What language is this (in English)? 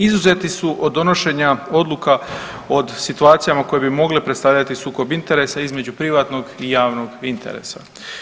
Croatian